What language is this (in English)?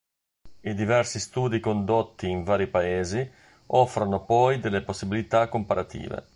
Italian